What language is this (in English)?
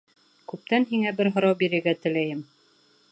Bashkir